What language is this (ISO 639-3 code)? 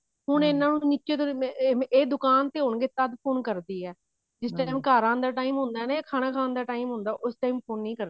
pan